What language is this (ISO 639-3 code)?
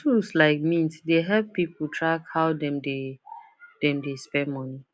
pcm